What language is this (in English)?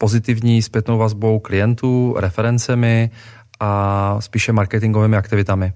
Czech